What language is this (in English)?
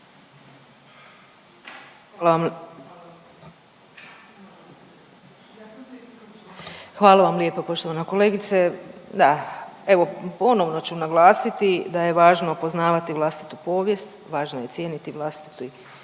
Croatian